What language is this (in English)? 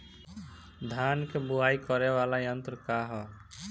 Bhojpuri